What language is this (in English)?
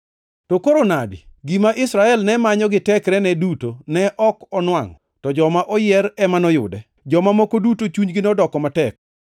Luo (Kenya and Tanzania)